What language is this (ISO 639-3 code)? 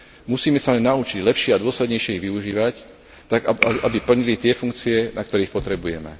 slk